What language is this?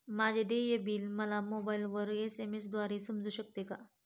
Marathi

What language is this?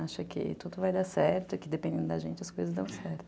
Portuguese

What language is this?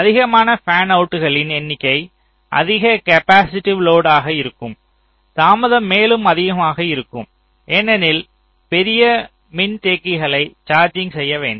Tamil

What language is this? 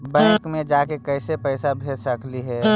Magahi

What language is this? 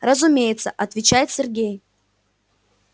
Russian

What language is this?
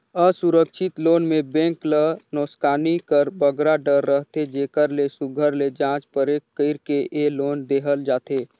Chhattisgarhi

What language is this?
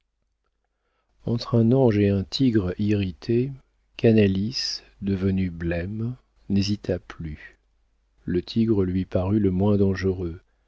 French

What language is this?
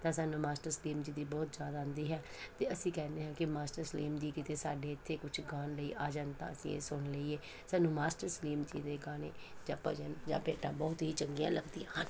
Punjabi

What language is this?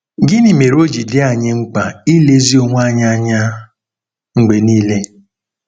Igbo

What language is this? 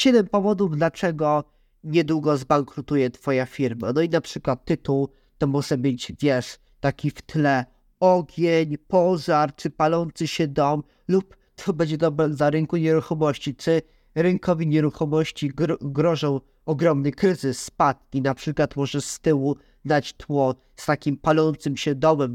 Polish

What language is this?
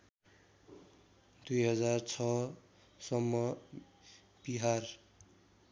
Nepali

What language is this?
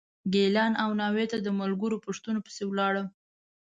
Pashto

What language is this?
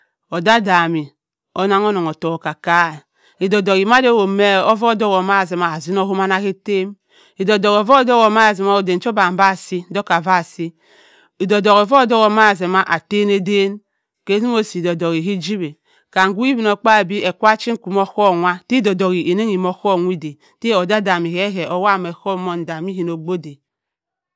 Cross River Mbembe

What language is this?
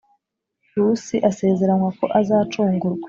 Kinyarwanda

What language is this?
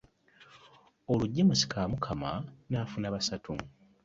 Ganda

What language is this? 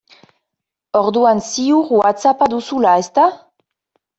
Basque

